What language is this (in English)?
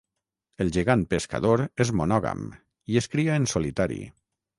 Catalan